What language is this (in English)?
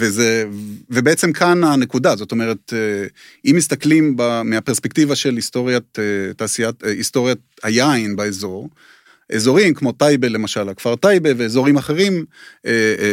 Hebrew